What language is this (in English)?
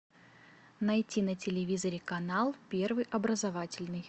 Russian